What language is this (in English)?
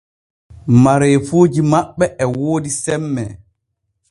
Borgu Fulfulde